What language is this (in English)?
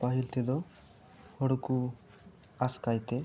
Santali